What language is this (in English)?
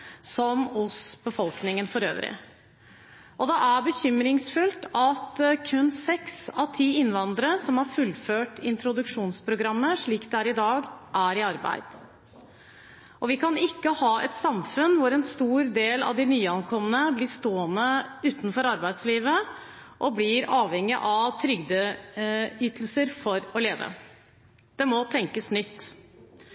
Norwegian Bokmål